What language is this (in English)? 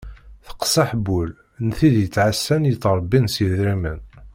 Kabyle